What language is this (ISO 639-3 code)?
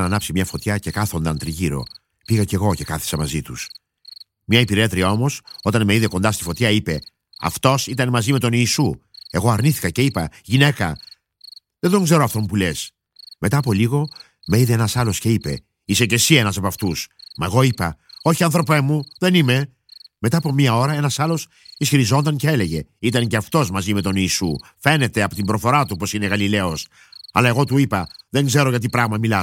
ell